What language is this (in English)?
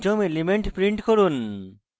Bangla